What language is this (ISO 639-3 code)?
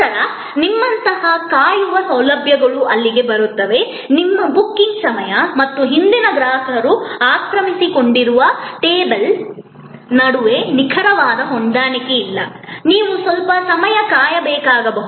kan